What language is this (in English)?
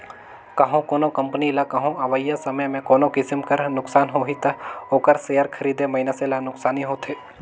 Chhattisgarhi